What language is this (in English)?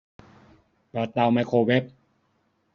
Thai